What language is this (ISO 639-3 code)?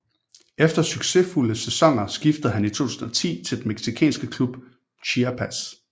dan